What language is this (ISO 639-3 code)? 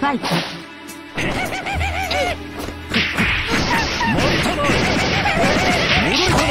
jpn